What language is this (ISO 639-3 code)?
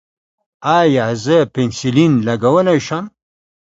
pus